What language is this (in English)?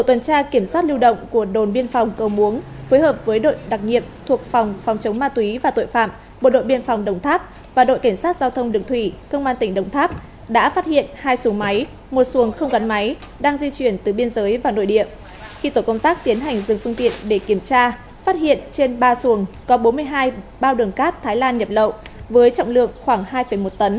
Vietnamese